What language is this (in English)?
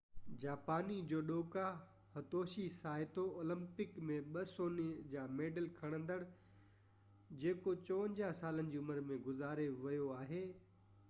Sindhi